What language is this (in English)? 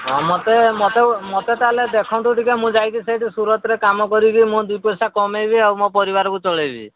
Odia